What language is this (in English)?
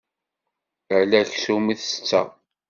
Kabyle